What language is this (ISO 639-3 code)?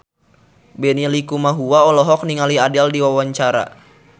sun